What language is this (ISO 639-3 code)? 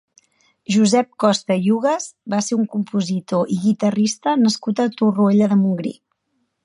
cat